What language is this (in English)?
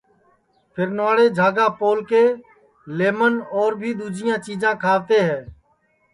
Sansi